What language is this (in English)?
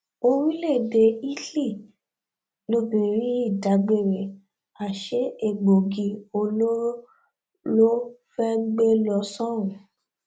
Yoruba